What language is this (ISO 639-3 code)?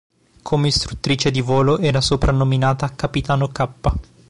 ita